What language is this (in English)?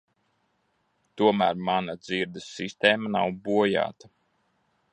Latvian